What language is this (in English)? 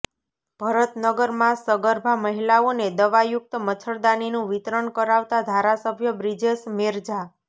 Gujarati